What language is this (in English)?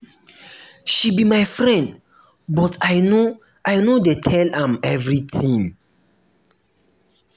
Nigerian Pidgin